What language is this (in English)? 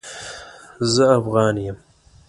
Pashto